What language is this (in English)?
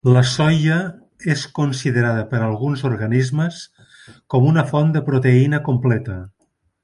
Catalan